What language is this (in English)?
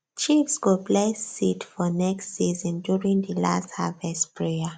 Nigerian Pidgin